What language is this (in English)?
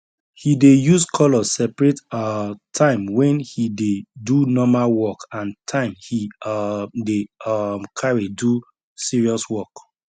Nigerian Pidgin